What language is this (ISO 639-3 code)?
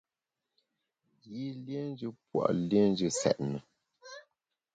bax